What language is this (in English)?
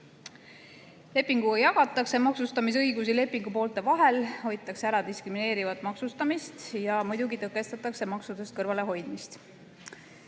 Estonian